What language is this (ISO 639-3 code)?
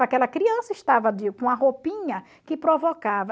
por